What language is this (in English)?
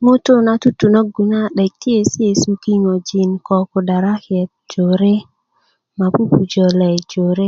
Kuku